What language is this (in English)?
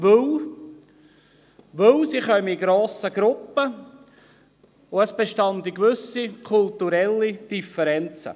Swiss German